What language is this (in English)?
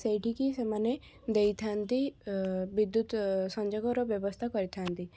Odia